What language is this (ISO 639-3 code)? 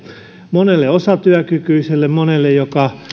fin